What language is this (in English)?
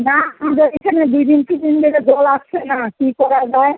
Bangla